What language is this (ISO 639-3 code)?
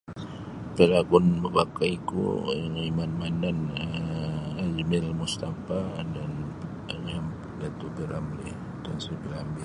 bsy